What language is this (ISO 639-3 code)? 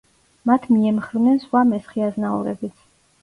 kat